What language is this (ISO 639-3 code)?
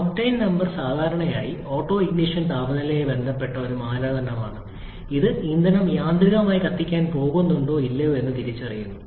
mal